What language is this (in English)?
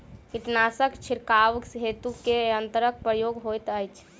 Maithili